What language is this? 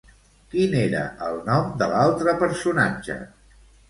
Catalan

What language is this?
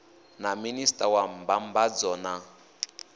Venda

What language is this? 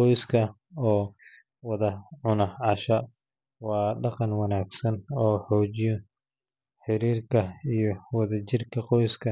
Somali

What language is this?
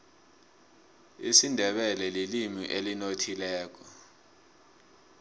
South Ndebele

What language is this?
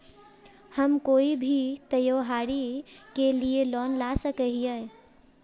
Magahi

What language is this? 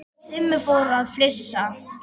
Icelandic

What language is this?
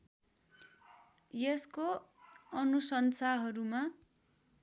Nepali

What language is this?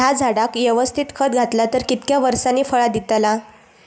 Marathi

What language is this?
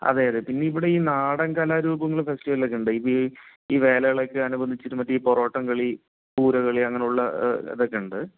Malayalam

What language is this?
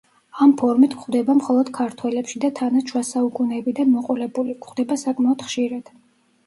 Georgian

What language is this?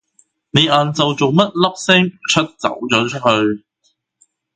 Cantonese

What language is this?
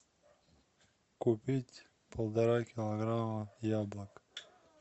Russian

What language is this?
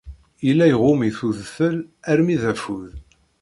Kabyle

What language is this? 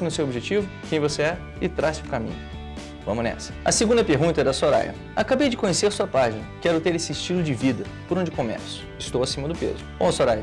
Portuguese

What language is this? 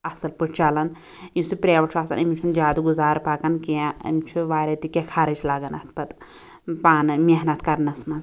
Kashmiri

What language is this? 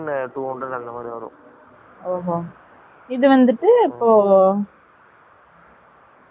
Tamil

